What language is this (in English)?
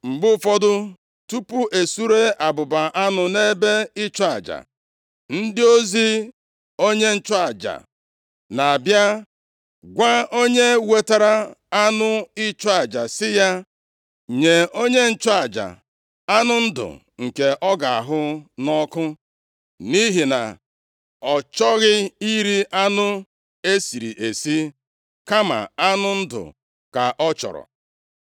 Igbo